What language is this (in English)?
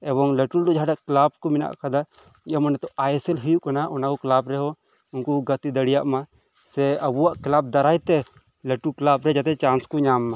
Santali